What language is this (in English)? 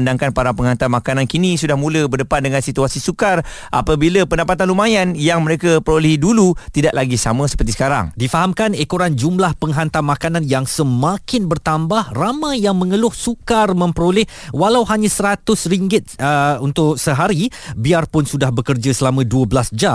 Malay